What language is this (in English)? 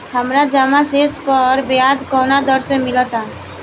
Bhojpuri